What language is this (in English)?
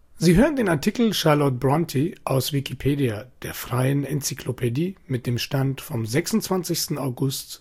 German